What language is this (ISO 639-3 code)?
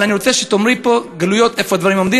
heb